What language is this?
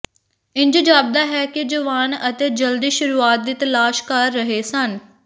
Punjabi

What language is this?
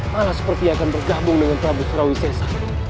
Indonesian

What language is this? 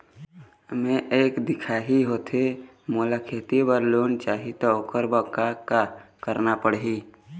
Chhattisgarhi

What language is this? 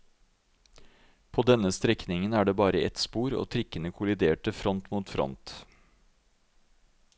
Norwegian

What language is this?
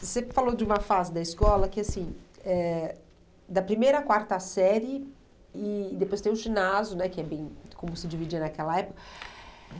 Portuguese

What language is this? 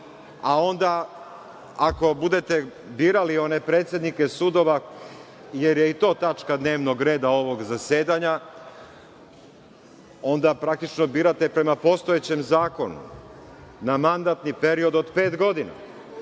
Serbian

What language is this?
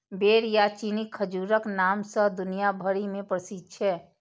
Maithili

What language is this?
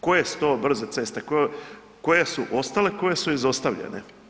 Croatian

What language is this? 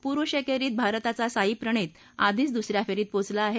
Marathi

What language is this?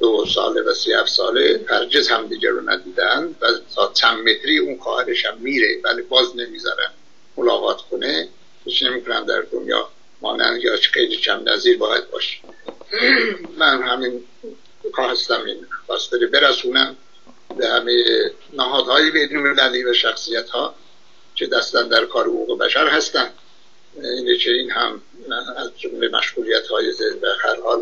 Persian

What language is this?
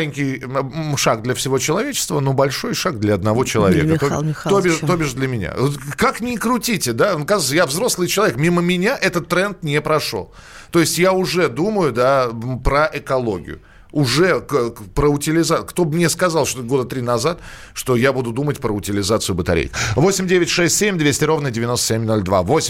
Russian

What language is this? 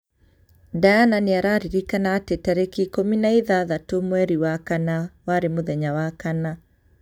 Kikuyu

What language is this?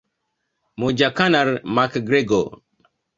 Swahili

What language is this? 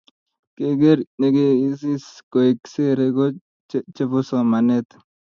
Kalenjin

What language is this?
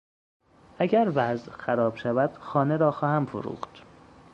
Persian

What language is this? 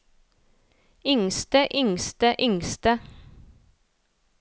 Norwegian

